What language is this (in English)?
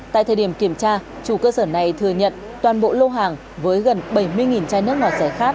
Vietnamese